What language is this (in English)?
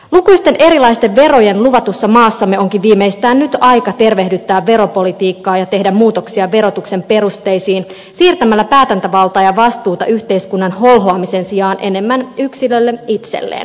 Finnish